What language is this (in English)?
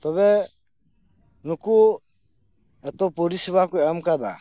Santali